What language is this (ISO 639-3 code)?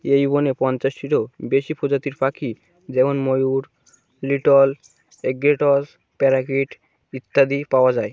ben